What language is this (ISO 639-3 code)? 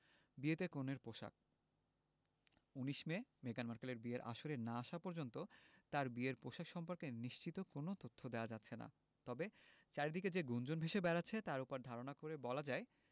ben